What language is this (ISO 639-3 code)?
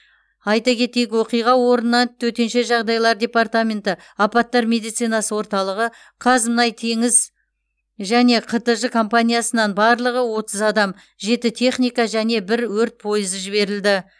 kaz